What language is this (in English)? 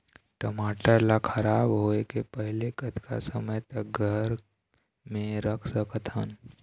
Chhattisgarhi